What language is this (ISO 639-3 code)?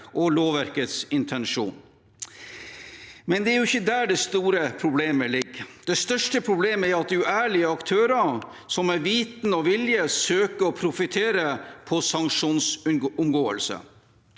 nor